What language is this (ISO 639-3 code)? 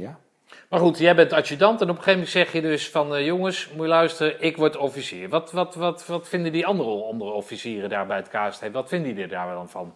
nld